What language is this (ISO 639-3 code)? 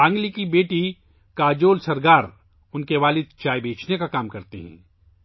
urd